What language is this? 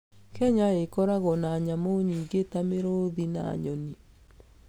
Kikuyu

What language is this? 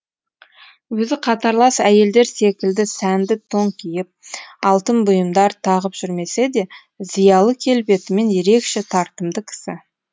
Kazakh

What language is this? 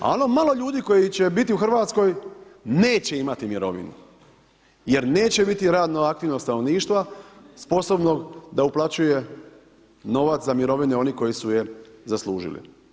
Croatian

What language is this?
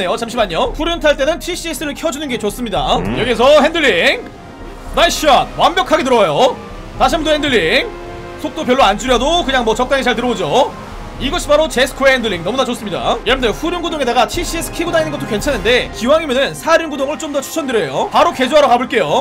Korean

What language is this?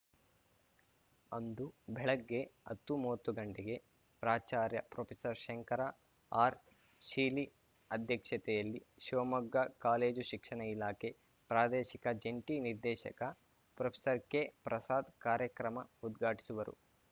Kannada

